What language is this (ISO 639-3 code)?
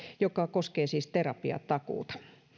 fin